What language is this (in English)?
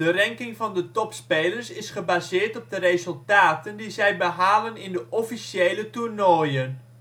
Dutch